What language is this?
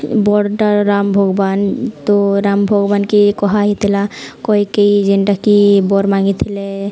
Odia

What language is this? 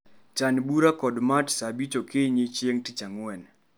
Luo (Kenya and Tanzania)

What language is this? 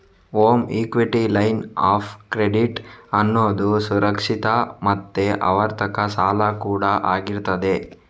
Kannada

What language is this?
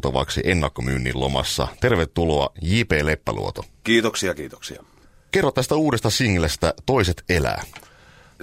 Finnish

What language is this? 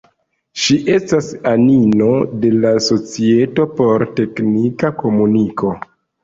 Esperanto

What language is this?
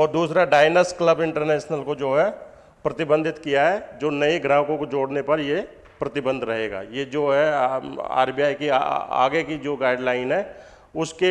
Hindi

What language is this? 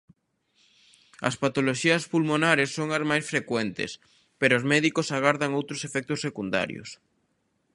Galician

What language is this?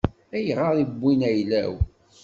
Kabyle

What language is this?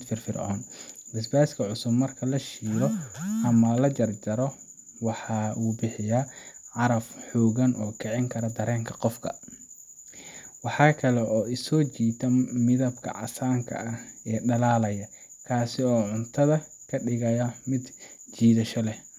Somali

